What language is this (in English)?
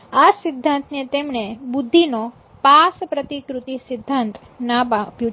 Gujarati